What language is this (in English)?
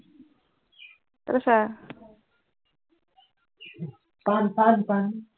Assamese